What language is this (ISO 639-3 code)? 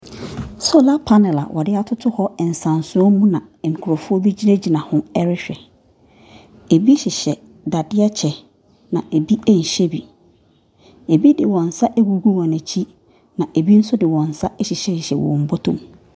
aka